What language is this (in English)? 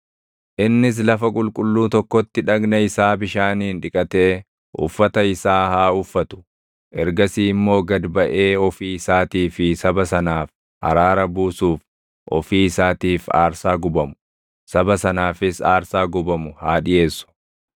Oromo